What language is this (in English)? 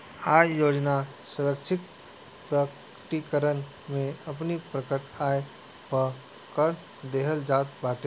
Bhojpuri